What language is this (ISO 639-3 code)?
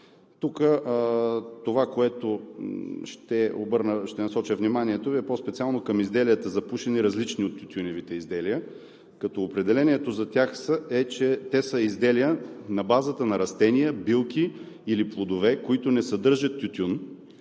bul